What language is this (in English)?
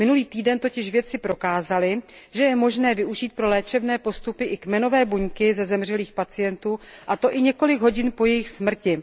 Czech